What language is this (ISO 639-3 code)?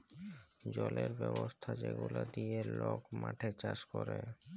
ben